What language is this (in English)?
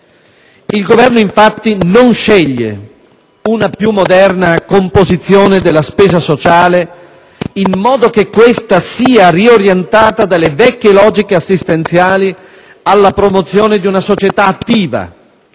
Italian